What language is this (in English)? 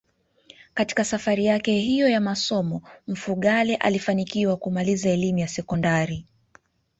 Swahili